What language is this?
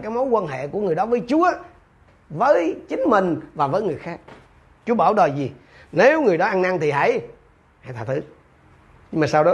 Vietnamese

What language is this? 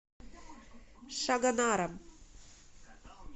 Russian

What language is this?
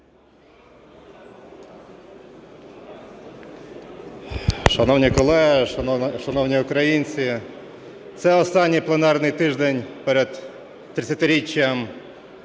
Ukrainian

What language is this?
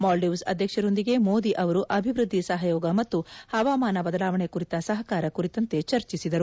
Kannada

